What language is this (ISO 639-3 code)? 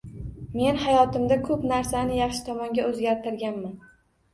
uzb